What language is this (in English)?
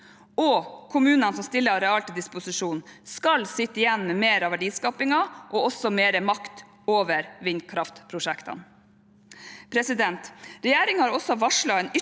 Norwegian